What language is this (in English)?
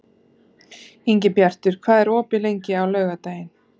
Icelandic